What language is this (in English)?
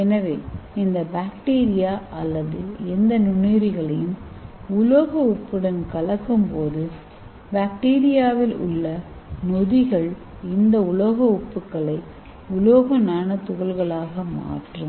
Tamil